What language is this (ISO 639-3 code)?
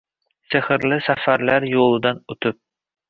uzb